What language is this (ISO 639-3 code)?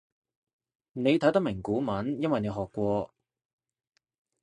yue